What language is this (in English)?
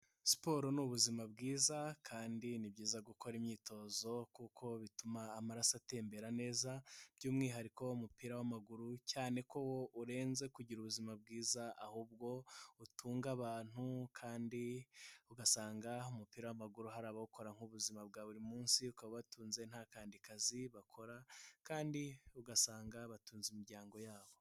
Kinyarwanda